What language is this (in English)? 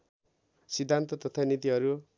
Nepali